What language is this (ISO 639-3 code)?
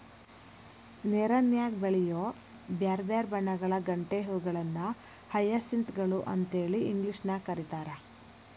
kan